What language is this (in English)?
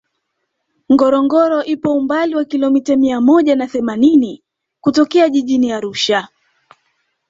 Swahili